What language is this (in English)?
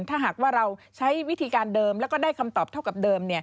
Thai